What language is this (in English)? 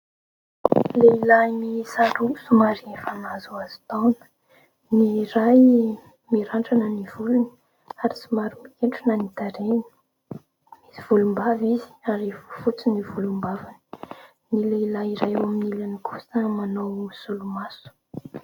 Malagasy